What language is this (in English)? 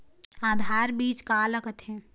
Chhattisgarhi